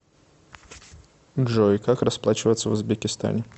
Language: Russian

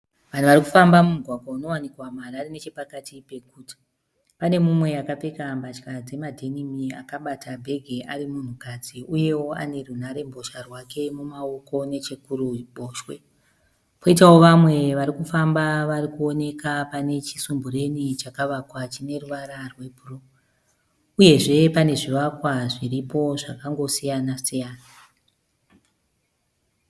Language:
Shona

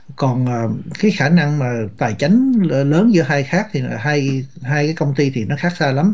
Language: Vietnamese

